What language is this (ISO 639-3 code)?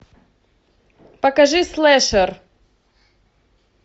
rus